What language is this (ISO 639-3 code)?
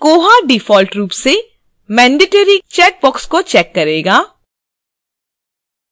hin